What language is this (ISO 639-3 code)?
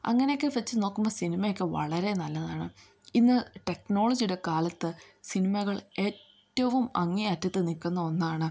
mal